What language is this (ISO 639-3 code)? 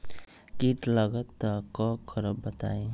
mag